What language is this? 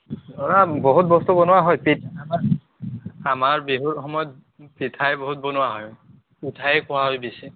Assamese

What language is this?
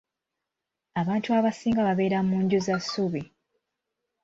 Ganda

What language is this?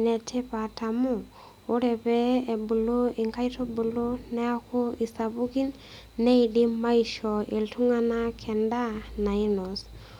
Masai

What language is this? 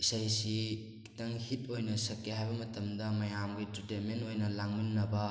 Manipuri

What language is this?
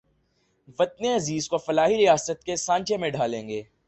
Urdu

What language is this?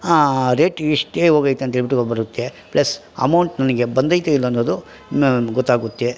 Kannada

